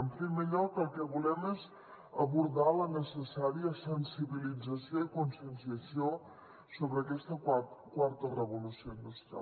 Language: Catalan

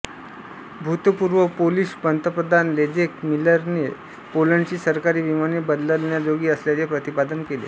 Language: Marathi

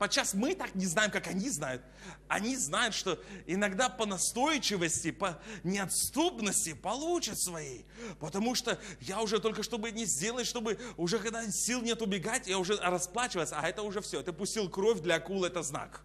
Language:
Russian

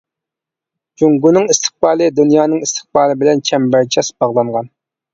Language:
Uyghur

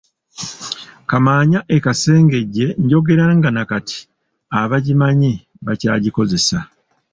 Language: Ganda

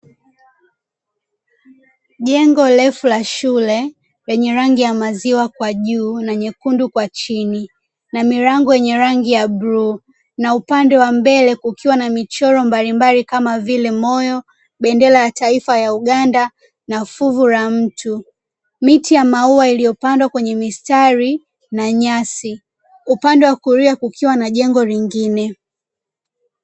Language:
Swahili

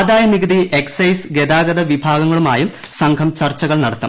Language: Malayalam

